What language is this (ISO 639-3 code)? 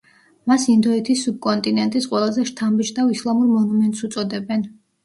kat